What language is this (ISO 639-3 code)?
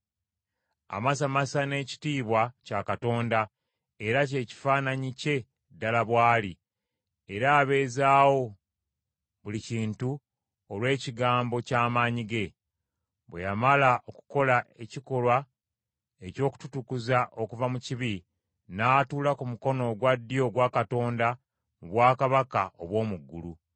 lug